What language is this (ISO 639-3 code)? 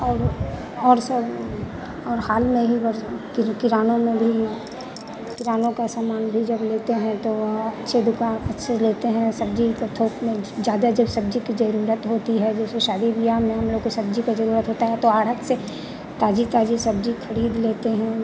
hin